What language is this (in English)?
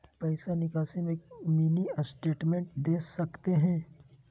Magahi